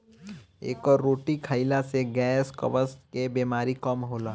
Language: Bhojpuri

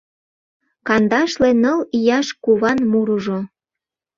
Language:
Mari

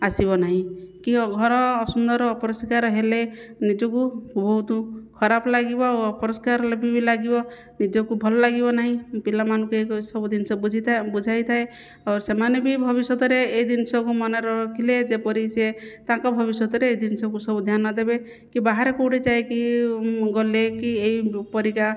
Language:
Odia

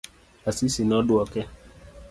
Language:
Luo (Kenya and Tanzania)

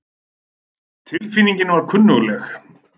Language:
Icelandic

